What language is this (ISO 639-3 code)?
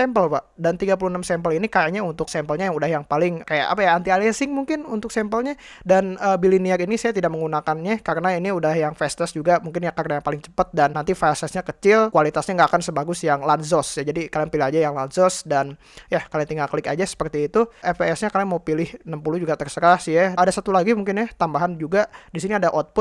ind